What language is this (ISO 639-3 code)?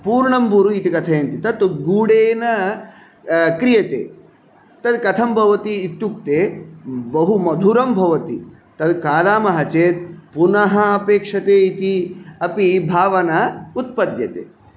san